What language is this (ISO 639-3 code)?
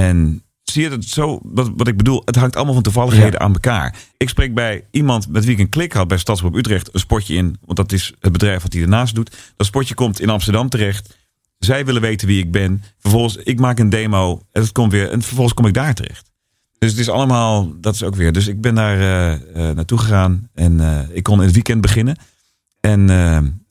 nld